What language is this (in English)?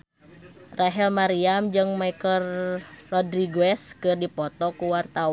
Sundanese